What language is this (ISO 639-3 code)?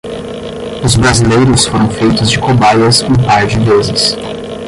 por